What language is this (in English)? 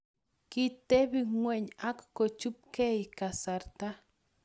Kalenjin